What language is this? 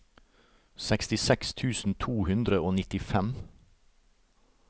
Norwegian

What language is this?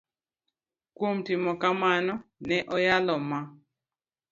Luo (Kenya and Tanzania)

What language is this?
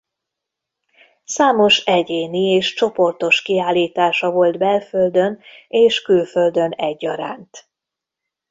Hungarian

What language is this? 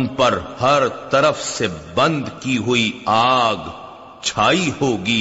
Urdu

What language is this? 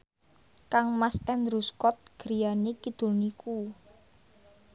Javanese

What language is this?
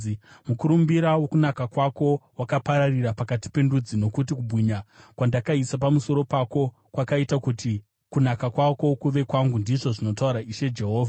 Shona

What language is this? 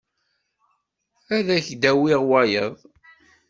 Kabyle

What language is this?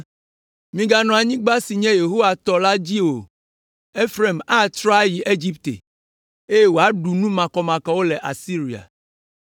Ewe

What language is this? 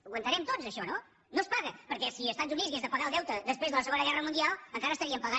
Catalan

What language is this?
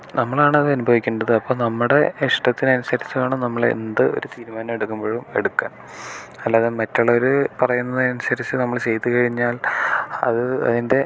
Malayalam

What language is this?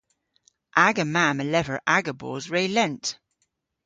Cornish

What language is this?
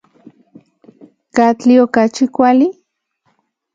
Central Puebla Nahuatl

